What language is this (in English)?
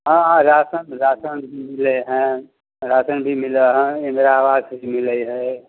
Maithili